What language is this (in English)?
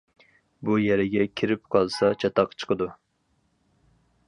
Uyghur